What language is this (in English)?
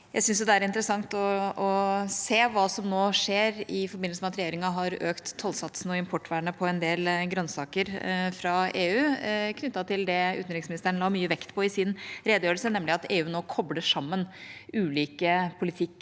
Norwegian